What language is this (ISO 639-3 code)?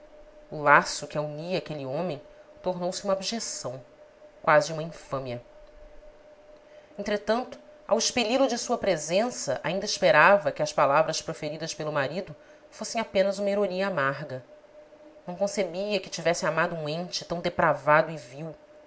por